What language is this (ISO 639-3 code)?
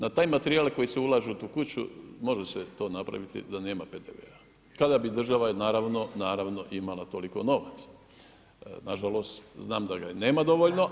hrv